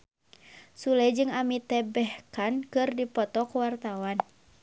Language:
Sundanese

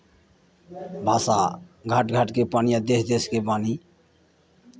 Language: Maithili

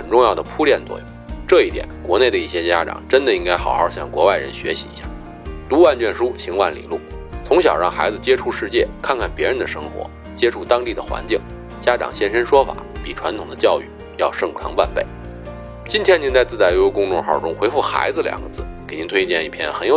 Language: Chinese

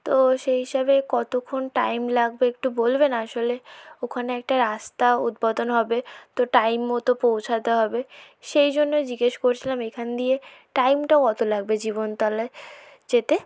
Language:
Bangla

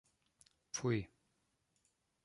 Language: German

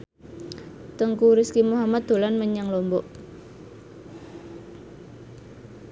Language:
Javanese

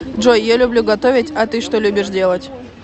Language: Russian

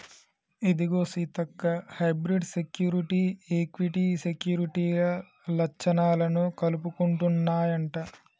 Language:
Telugu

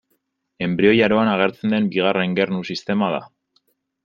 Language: Basque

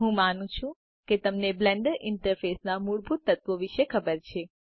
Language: Gujarati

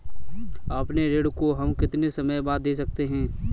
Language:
Hindi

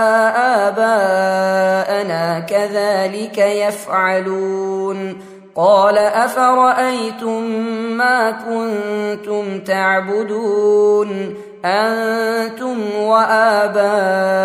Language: Arabic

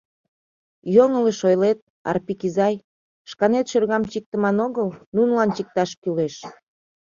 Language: Mari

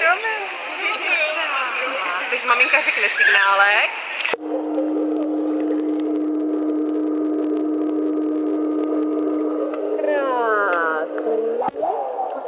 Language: Czech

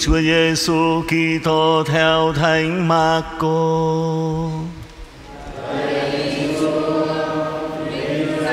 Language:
Vietnamese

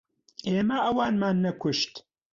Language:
Central Kurdish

